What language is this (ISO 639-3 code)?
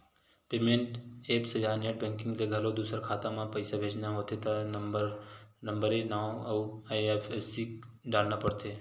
hne